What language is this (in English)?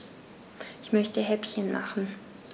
German